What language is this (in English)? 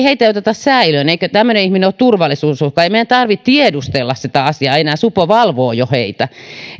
Finnish